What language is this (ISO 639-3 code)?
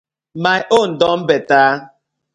pcm